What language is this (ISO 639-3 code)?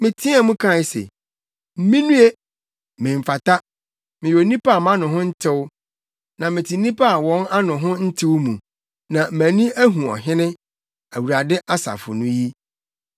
aka